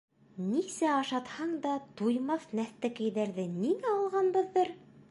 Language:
Bashkir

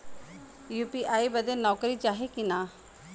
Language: Bhojpuri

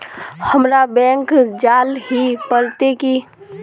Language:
Magahi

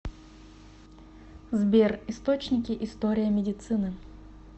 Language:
Russian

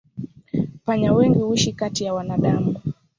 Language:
Swahili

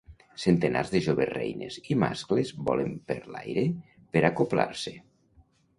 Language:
Catalan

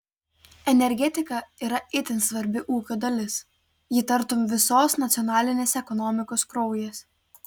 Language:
Lithuanian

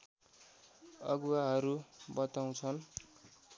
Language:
Nepali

